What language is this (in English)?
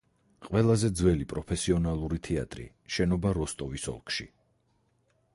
Georgian